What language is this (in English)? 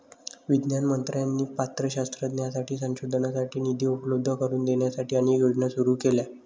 Marathi